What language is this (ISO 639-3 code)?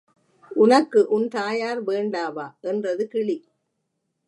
tam